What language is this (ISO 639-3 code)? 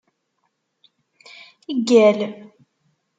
kab